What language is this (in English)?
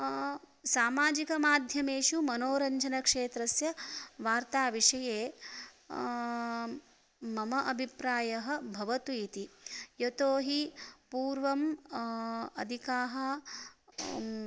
Sanskrit